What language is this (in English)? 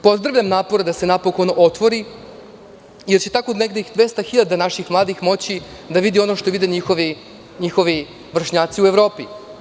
Serbian